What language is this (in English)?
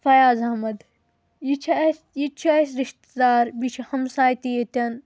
Kashmiri